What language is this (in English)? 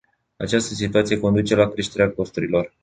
Romanian